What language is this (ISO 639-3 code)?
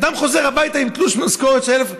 heb